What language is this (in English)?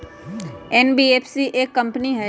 Magahi